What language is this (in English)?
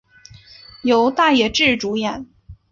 Chinese